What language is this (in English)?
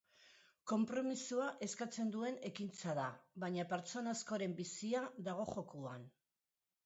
Basque